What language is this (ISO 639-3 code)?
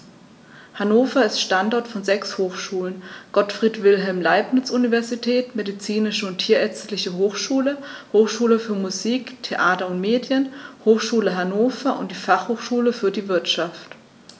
deu